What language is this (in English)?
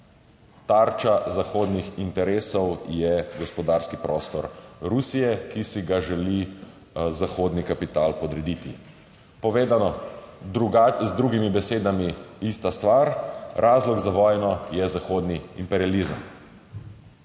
Slovenian